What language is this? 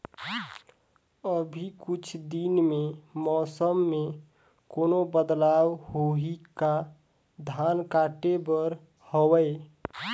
Chhattisgarhi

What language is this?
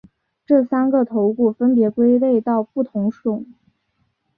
Chinese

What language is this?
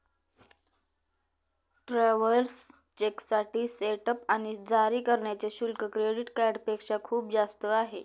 Marathi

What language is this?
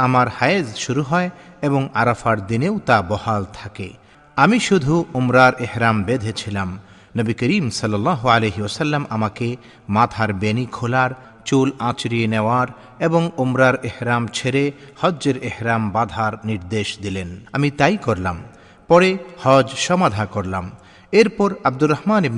Bangla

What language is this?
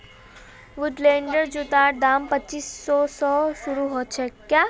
Magahi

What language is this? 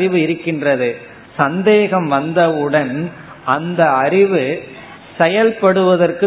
Tamil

